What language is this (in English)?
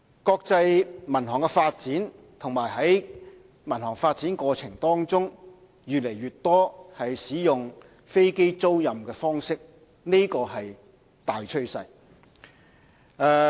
Cantonese